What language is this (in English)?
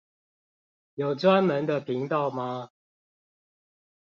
Chinese